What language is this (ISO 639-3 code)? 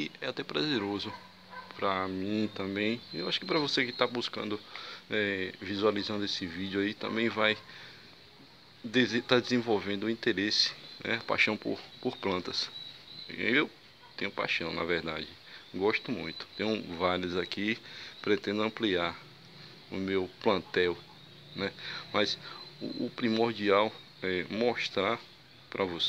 por